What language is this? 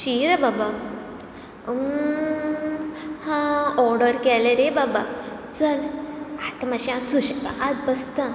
Konkani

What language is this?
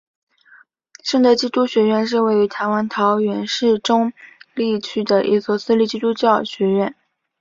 Chinese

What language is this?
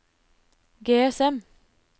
Norwegian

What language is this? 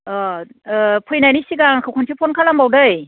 Bodo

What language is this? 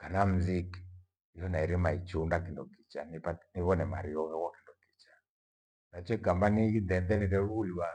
Gweno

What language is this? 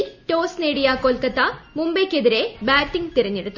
Malayalam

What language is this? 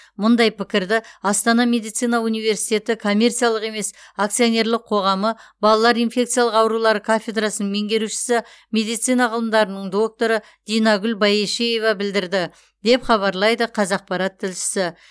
Kazakh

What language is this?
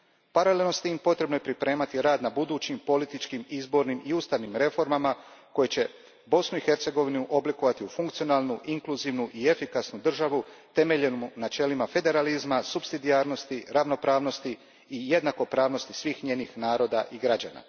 Croatian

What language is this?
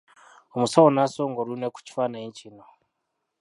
Ganda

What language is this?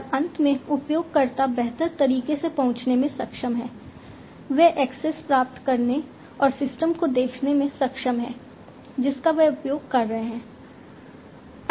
Hindi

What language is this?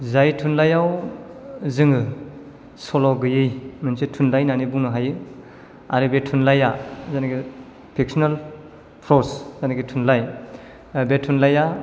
Bodo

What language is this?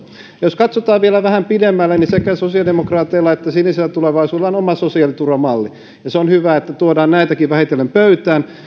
Finnish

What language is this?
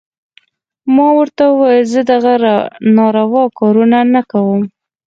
Pashto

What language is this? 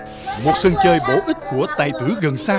Vietnamese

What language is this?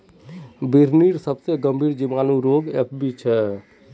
Magahi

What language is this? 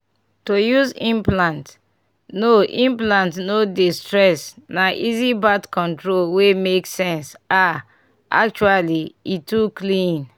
Nigerian Pidgin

